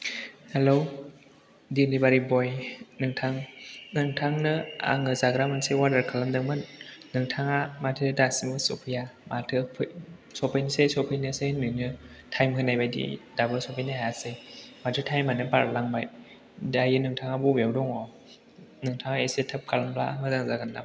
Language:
Bodo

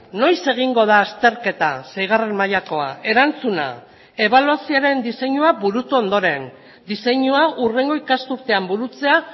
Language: Basque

